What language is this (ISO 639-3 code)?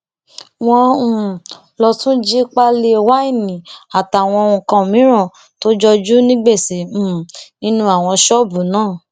yor